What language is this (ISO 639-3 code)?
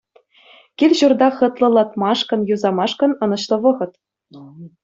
chv